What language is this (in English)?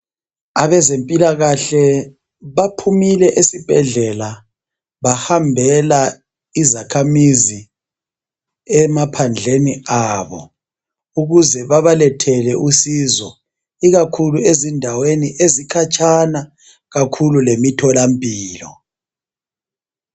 North Ndebele